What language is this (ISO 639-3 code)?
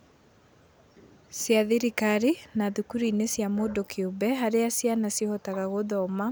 kik